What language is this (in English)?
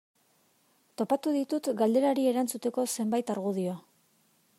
Basque